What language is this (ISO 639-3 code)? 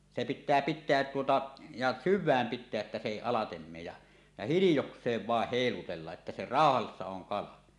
fin